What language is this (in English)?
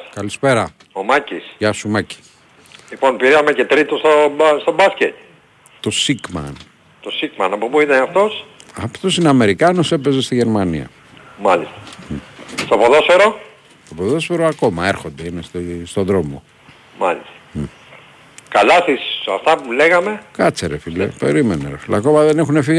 Greek